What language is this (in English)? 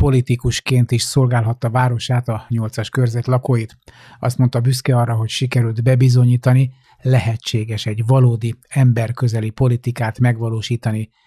Hungarian